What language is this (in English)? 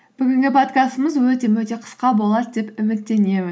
Kazakh